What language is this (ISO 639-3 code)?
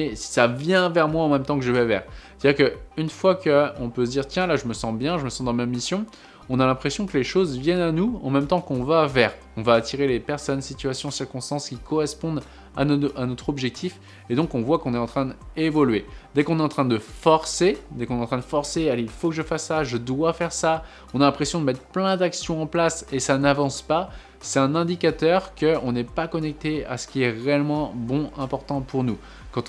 fra